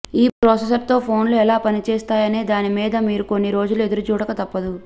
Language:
Telugu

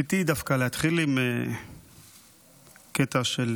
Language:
Hebrew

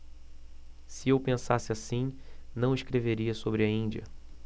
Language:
Portuguese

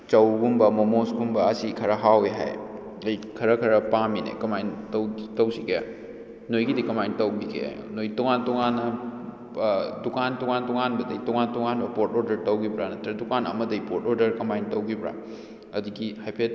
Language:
Manipuri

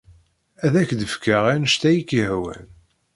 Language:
Kabyle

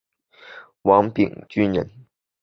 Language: Chinese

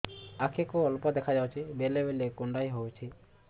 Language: Odia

